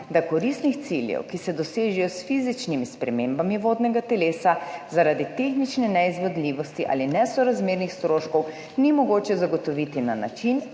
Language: Slovenian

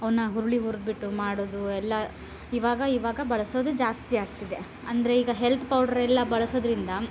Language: Kannada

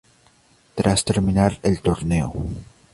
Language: Spanish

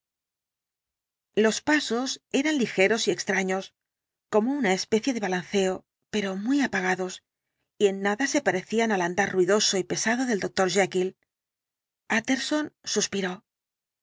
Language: Spanish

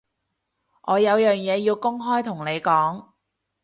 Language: Cantonese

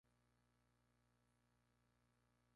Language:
Spanish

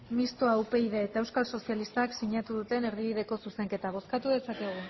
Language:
Basque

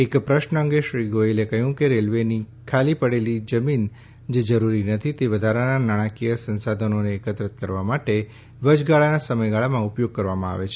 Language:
Gujarati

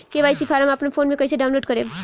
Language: Bhojpuri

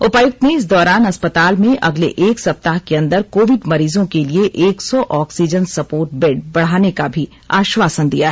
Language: Hindi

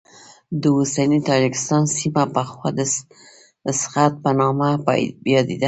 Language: Pashto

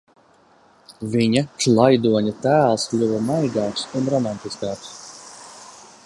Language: Latvian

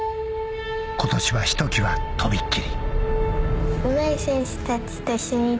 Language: Japanese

